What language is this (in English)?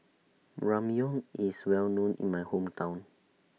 English